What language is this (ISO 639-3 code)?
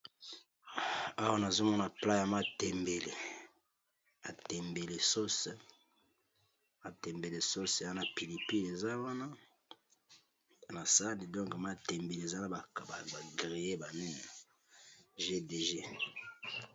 lin